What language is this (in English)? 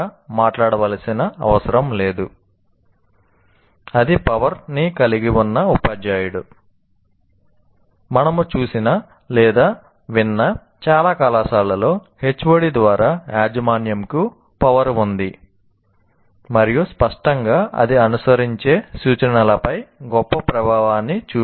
Telugu